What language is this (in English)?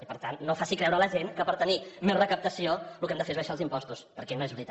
Catalan